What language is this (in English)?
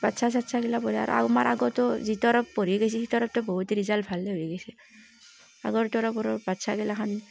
Assamese